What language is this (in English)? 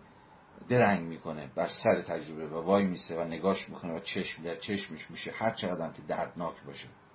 Persian